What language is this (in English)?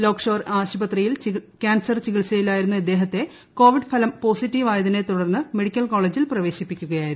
Malayalam